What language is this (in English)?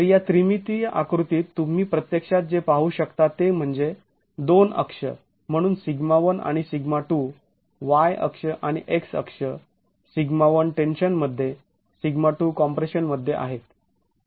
Marathi